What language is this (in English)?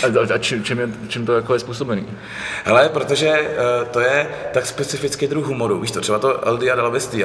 Czech